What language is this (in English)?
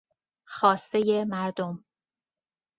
Persian